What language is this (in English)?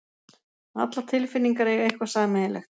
Icelandic